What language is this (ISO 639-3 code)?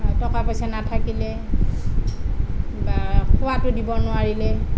asm